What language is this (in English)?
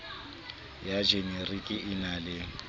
Southern Sotho